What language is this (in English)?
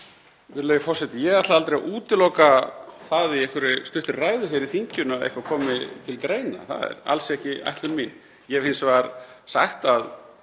Icelandic